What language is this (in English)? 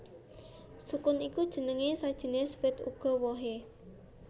Javanese